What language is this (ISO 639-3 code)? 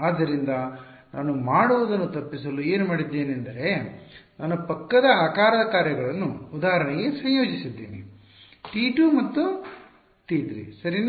kan